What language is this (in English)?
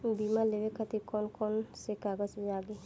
Bhojpuri